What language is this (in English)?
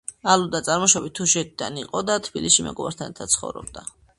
Georgian